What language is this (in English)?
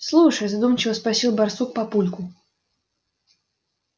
Russian